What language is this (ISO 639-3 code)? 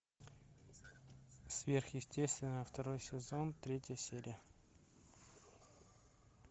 rus